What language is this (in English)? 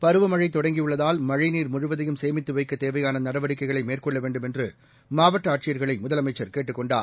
Tamil